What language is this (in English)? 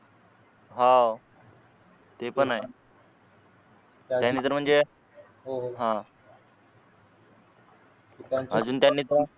Marathi